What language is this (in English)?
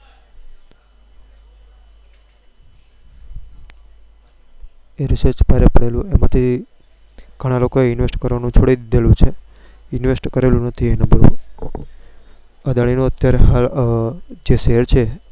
Gujarati